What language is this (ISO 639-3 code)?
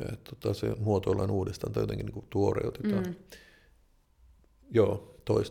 fin